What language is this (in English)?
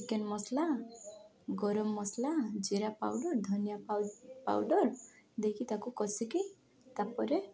Odia